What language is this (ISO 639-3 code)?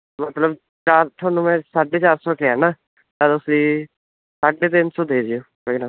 pan